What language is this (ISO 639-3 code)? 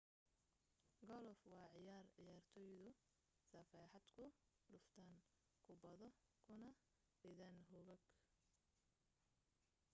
som